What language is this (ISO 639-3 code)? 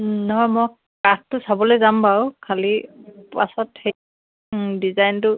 asm